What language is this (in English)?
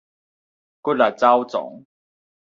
Min Nan Chinese